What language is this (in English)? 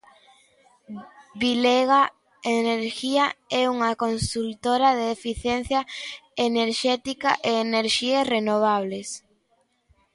Galician